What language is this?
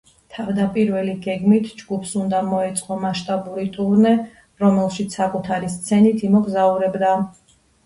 Georgian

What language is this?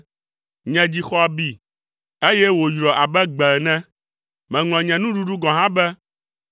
Ewe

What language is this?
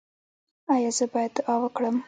Pashto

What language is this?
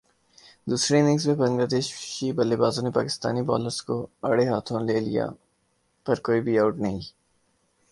Urdu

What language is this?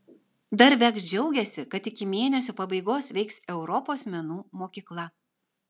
Lithuanian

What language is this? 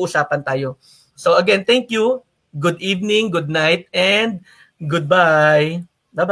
Filipino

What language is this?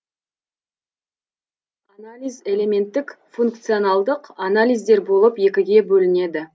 Kazakh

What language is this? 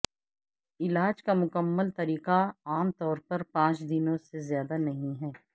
Urdu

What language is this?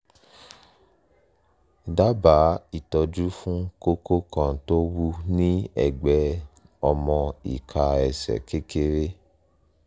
Yoruba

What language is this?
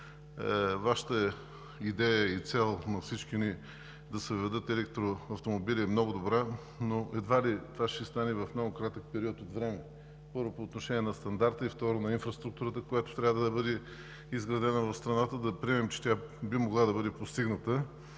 Bulgarian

